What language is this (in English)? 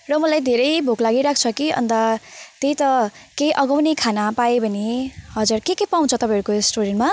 Nepali